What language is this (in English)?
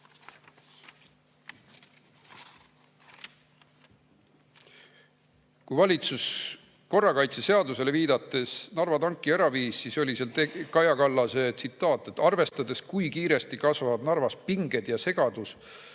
Estonian